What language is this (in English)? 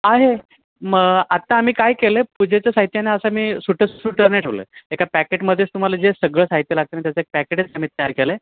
Marathi